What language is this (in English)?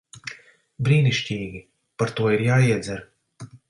Latvian